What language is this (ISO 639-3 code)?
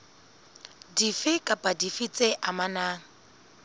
sot